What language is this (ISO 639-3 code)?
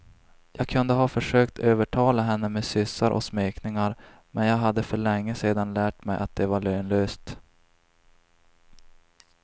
swe